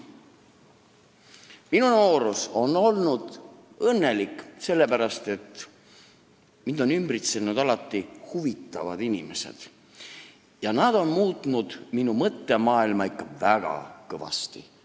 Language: Estonian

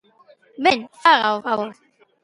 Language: Galician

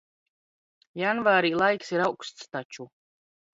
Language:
Latvian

